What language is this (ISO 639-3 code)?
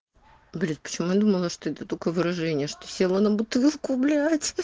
rus